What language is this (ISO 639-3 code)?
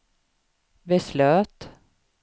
swe